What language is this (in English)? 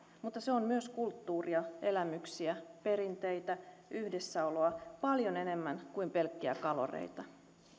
Finnish